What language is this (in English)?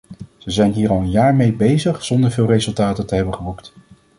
Dutch